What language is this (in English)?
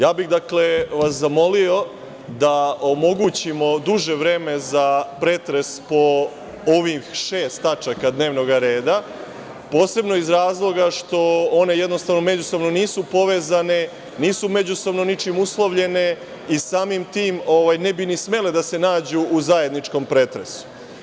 Serbian